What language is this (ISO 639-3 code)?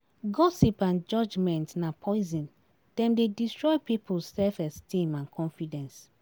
pcm